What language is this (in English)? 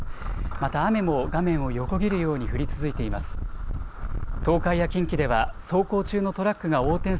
Japanese